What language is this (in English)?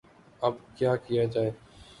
Urdu